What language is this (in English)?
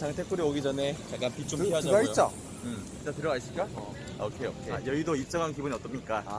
Korean